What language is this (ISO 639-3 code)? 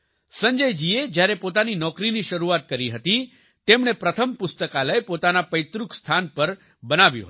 guj